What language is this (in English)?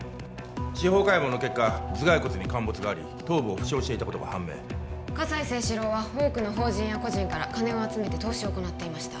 Japanese